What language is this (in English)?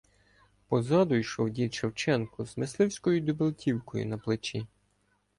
Ukrainian